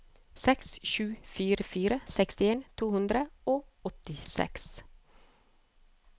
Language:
Norwegian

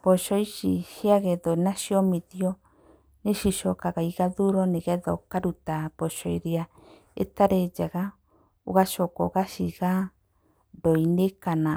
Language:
Kikuyu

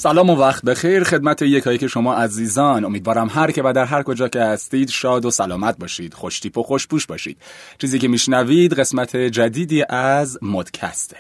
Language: Persian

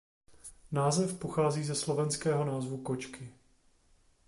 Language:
Czech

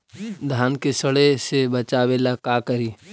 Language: Magahi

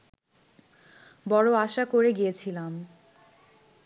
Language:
Bangla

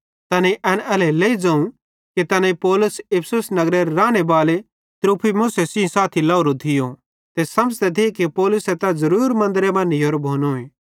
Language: Bhadrawahi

